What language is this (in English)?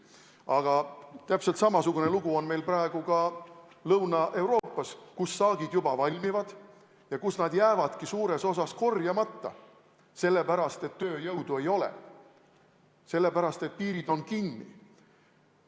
Estonian